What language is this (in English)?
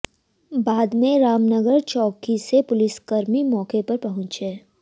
Hindi